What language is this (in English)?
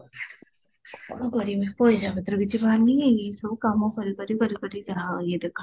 Odia